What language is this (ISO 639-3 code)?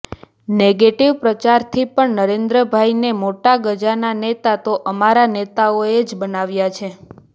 guj